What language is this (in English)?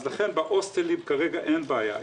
Hebrew